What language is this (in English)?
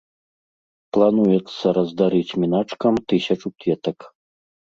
Belarusian